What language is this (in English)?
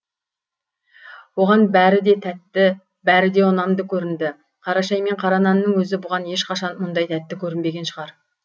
Kazakh